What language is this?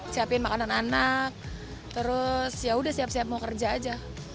Indonesian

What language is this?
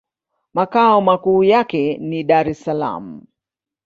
Swahili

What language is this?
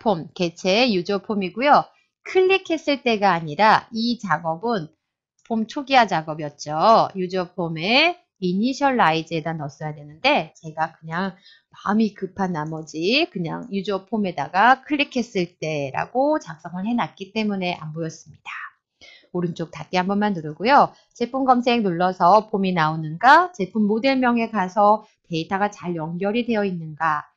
Korean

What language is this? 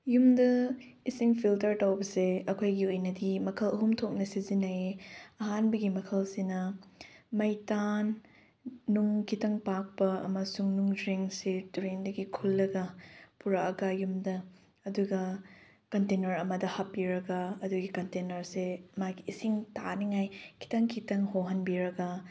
Manipuri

